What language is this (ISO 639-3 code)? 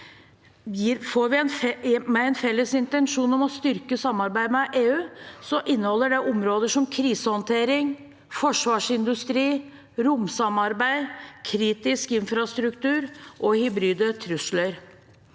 nor